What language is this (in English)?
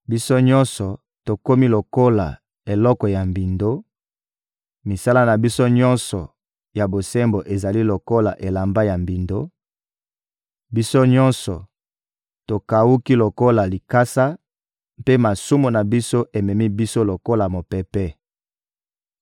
Lingala